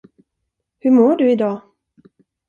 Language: Swedish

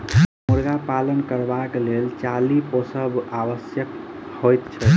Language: Maithili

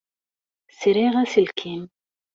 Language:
Kabyle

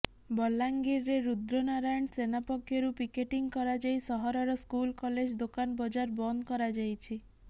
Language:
Odia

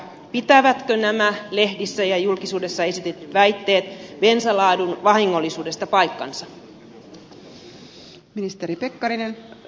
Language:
Finnish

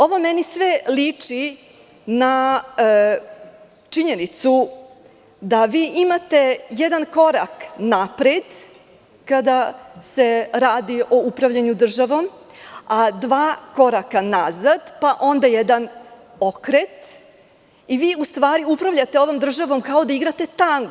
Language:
Serbian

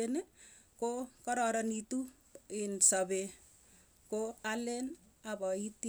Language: Tugen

